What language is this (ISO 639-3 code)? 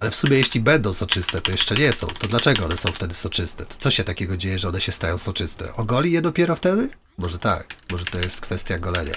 pol